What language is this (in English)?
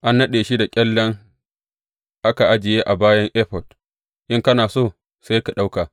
Hausa